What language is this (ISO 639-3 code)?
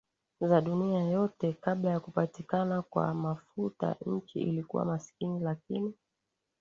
swa